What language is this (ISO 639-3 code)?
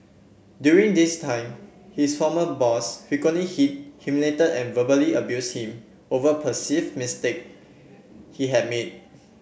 eng